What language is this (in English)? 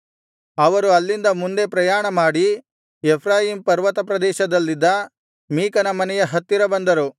Kannada